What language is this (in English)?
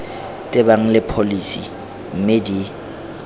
Tswana